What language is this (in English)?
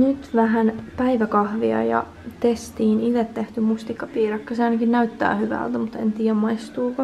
Finnish